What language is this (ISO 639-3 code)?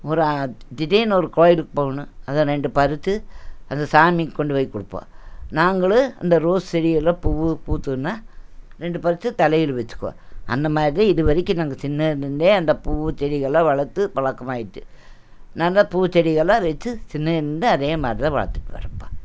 tam